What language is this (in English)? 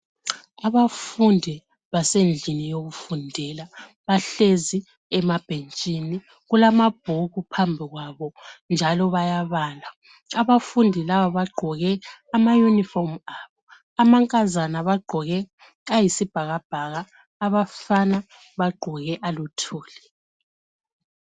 North Ndebele